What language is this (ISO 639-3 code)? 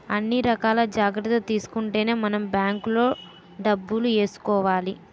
tel